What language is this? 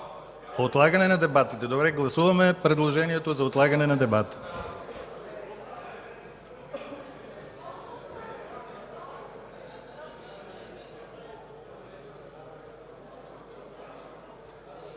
Bulgarian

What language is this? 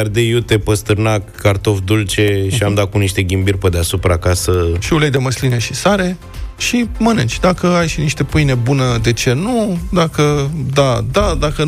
Romanian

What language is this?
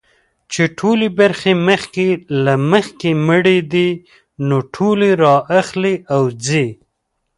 Pashto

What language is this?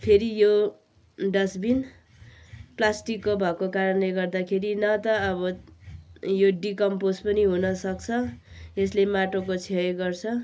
Nepali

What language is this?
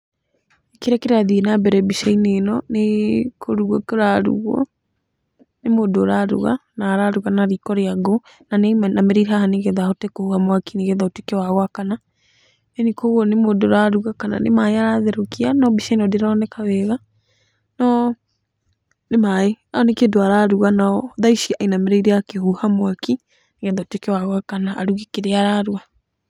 Kikuyu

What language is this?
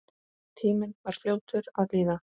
Icelandic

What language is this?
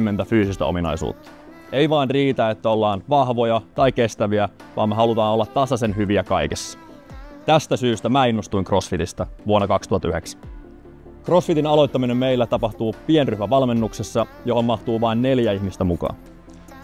Finnish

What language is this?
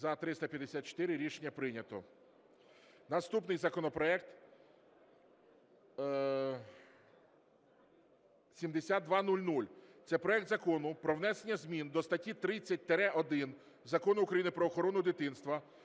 Ukrainian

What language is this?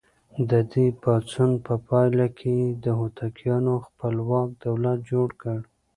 Pashto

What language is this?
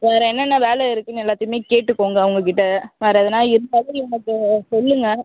Tamil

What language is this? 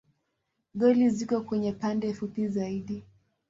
Swahili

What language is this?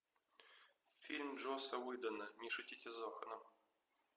Russian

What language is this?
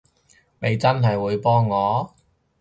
Cantonese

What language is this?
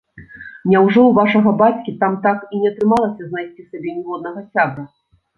Belarusian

